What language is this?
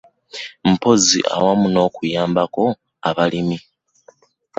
Ganda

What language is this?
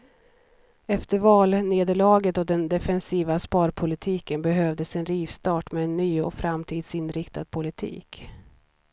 Swedish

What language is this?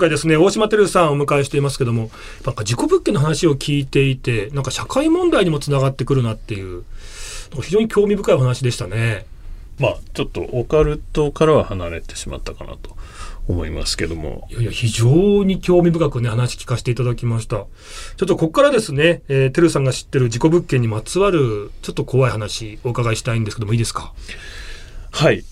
Japanese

